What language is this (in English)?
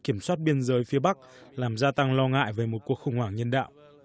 Vietnamese